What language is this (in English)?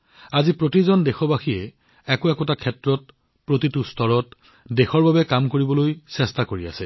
Assamese